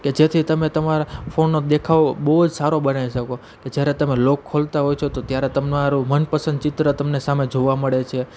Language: Gujarati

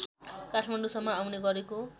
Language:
Nepali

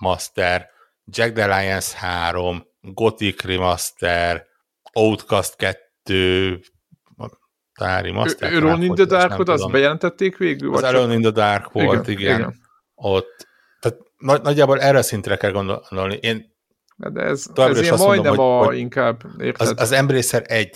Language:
Hungarian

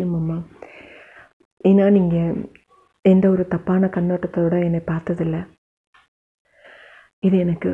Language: Tamil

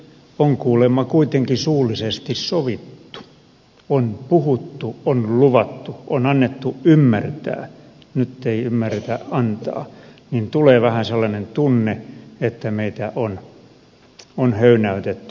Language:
Finnish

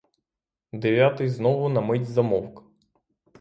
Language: Ukrainian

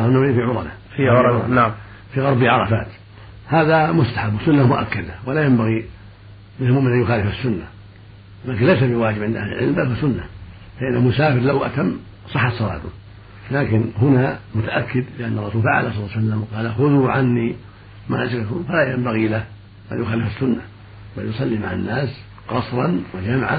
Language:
Arabic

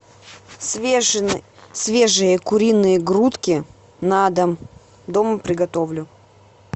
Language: Russian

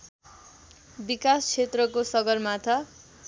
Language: Nepali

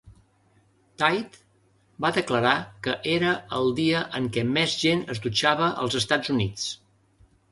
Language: Catalan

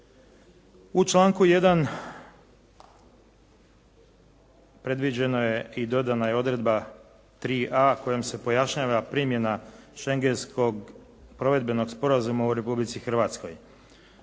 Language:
Croatian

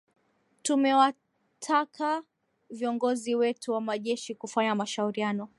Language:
Swahili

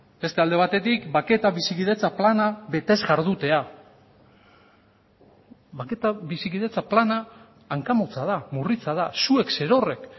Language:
Basque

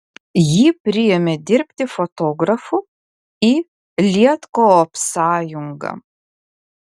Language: Lithuanian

